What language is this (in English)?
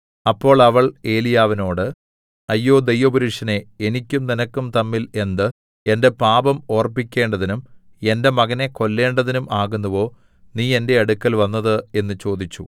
Malayalam